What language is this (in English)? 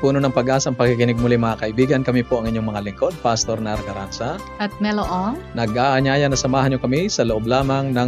Filipino